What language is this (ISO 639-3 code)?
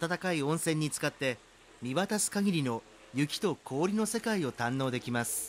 jpn